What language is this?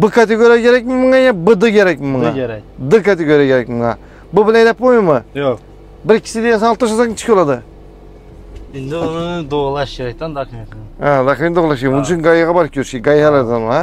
Turkish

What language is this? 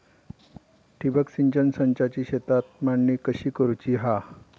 Marathi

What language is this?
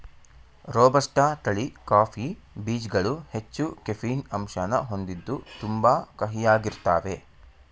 Kannada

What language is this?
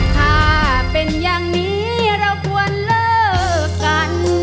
Thai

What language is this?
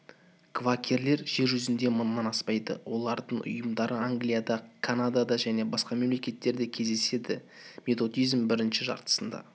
Kazakh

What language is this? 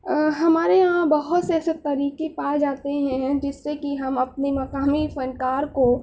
Urdu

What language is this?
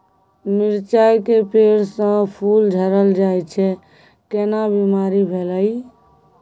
Maithili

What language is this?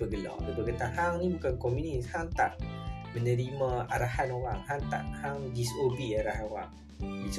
Malay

